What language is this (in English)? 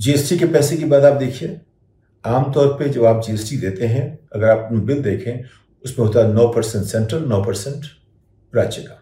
Hindi